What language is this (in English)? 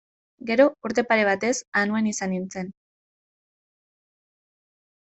Basque